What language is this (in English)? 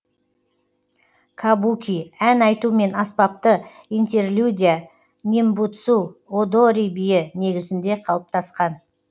Kazakh